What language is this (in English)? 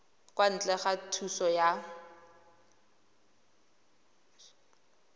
Tswana